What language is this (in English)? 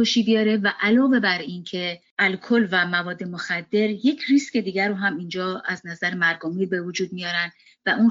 Persian